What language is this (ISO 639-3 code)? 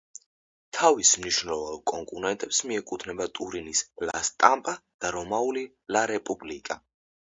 kat